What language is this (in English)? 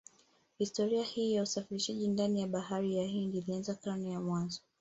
Swahili